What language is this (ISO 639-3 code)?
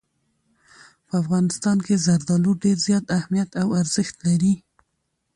pus